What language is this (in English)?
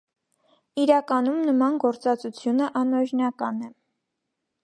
Armenian